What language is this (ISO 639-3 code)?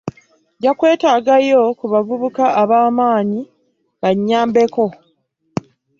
lug